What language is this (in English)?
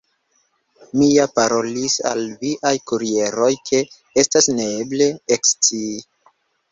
Esperanto